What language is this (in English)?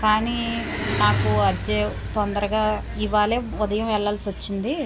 Telugu